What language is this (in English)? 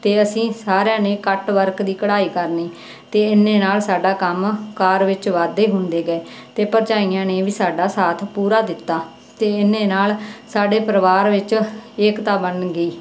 Punjabi